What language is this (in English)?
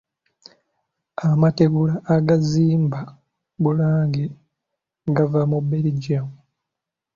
Ganda